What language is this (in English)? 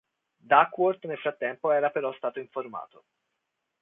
Italian